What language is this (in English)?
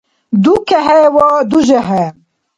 Dargwa